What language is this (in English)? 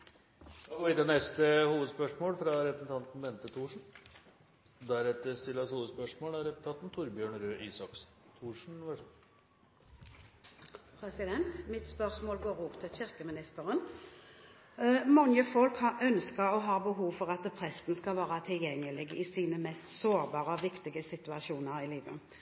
Norwegian Bokmål